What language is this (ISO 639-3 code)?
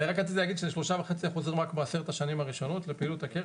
heb